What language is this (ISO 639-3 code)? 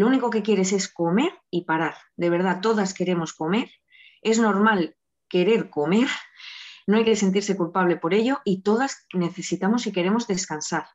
spa